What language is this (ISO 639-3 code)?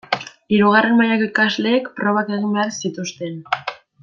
eus